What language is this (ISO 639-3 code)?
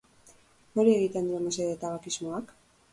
eus